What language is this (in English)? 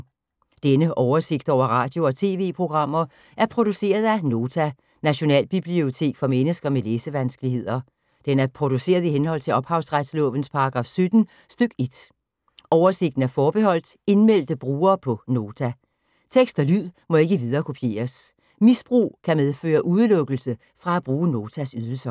Danish